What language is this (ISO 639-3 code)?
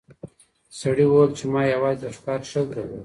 pus